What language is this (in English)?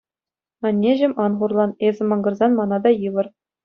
Chuvash